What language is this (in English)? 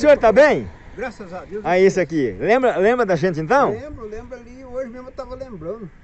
Portuguese